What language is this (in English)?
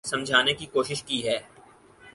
Urdu